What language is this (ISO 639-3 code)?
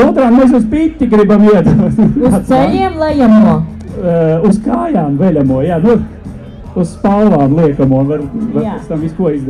lav